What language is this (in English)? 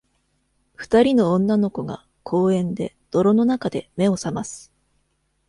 Japanese